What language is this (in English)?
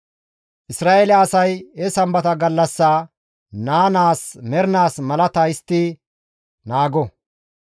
Gamo